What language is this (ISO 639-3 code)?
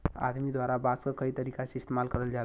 bho